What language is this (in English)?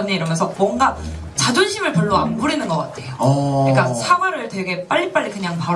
Korean